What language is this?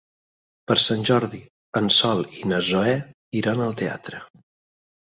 Catalan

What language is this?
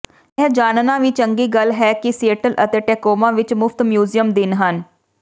Punjabi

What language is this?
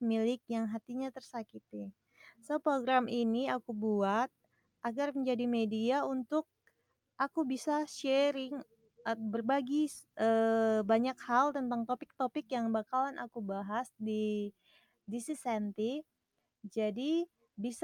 Indonesian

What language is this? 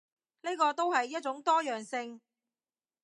Cantonese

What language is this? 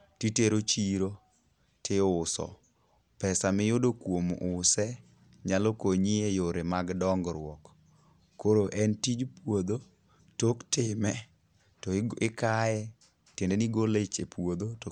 Luo (Kenya and Tanzania)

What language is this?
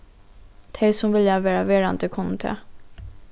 Faroese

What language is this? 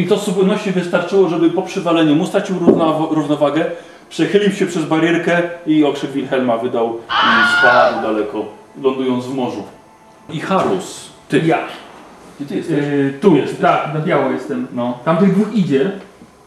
Polish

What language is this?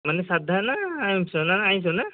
Odia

